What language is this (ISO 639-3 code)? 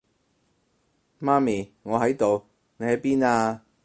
yue